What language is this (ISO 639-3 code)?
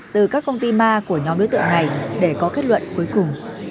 vie